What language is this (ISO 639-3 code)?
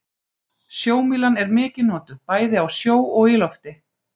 isl